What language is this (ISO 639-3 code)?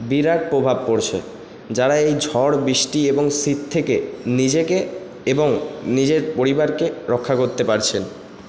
ben